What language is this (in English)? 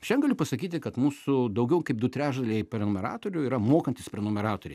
Lithuanian